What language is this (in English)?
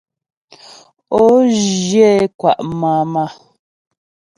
Ghomala